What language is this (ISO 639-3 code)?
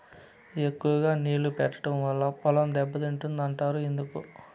tel